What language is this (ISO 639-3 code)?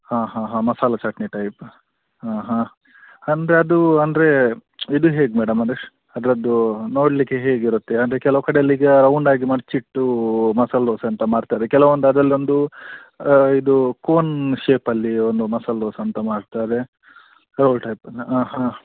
kan